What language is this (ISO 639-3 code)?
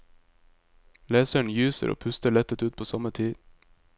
nor